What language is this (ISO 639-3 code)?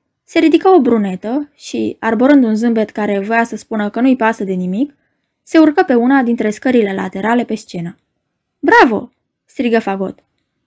ron